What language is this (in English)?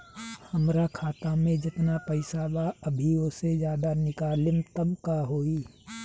Bhojpuri